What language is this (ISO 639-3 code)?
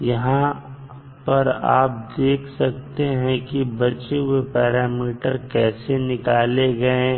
hin